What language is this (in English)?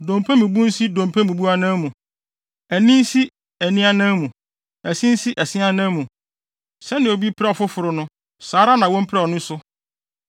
Akan